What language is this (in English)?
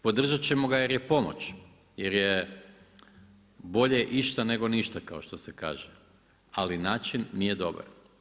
Croatian